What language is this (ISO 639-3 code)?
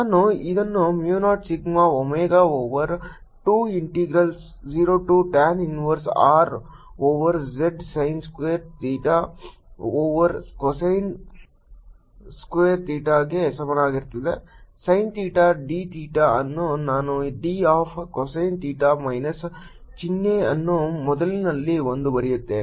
kan